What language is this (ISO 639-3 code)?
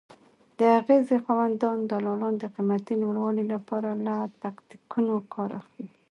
pus